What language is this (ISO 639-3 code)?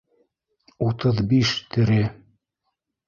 bak